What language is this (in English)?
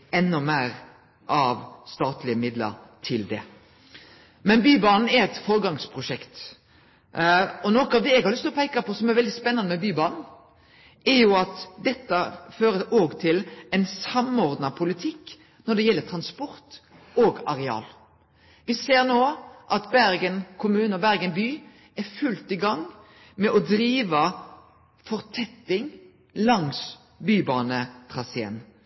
Norwegian Nynorsk